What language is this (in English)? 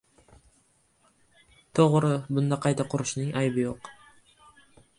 Uzbek